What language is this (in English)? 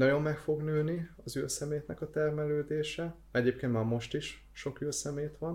Hungarian